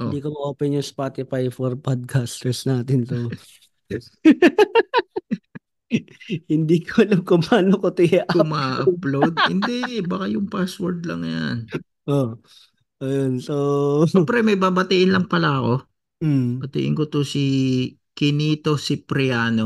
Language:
Filipino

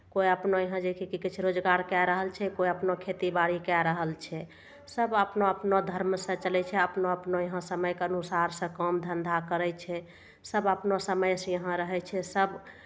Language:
Maithili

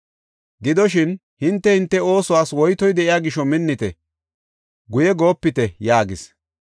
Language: Gofa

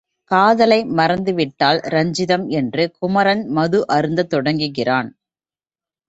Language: Tamil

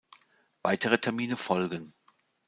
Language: German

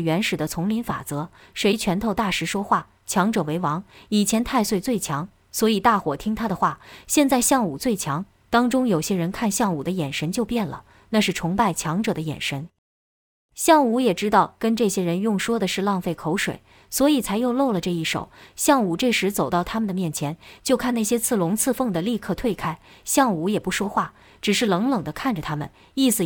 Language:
Chinese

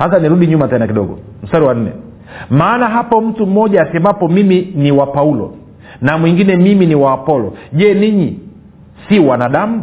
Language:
Swahili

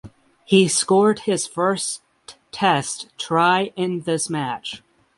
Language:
English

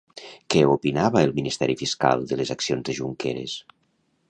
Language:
Catalan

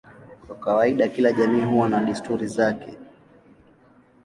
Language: Swahili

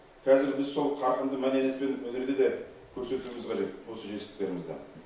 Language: Kazakh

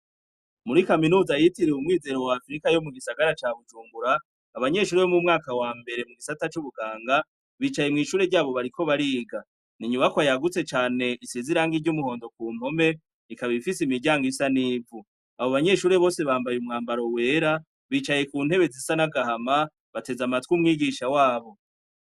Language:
Rundi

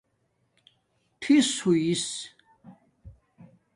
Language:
Domaaki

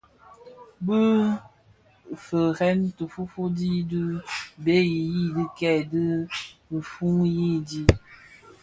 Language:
Bafia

